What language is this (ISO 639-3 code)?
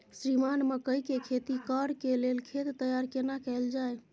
mai